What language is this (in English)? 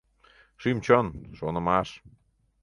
Mari